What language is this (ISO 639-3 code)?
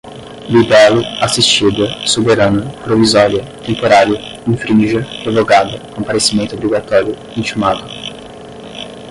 por